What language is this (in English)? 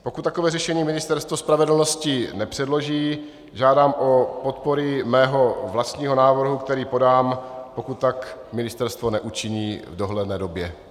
Czech